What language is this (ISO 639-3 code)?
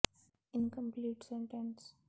pan